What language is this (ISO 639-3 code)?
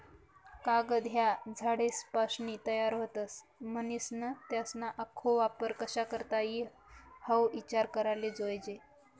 mar